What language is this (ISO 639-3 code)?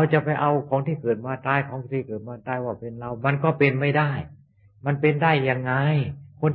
tha